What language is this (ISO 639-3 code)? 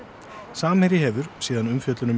isl